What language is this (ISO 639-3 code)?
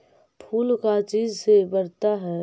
mag